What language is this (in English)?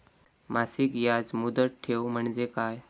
Marathi